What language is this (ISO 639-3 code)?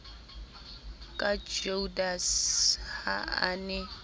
sot